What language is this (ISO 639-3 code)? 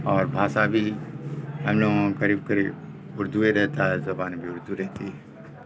urd